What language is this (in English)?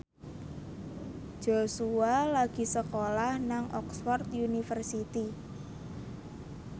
Javanese